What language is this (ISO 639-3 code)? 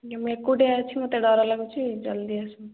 ori